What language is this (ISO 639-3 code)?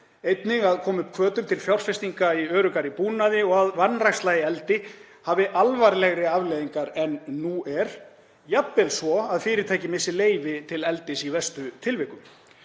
isl